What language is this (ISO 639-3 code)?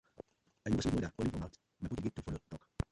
pcm